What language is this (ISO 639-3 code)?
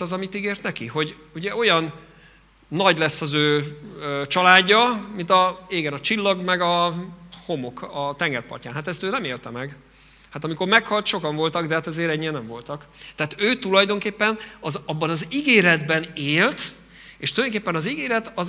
hun